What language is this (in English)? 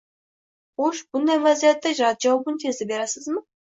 Uzbek